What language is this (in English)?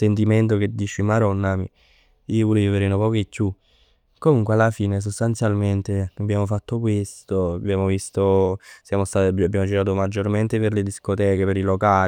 Neapolitan